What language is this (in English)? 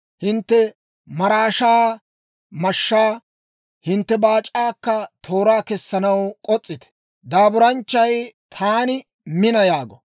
Dawro